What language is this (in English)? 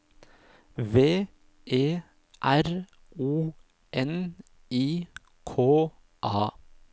Norwegian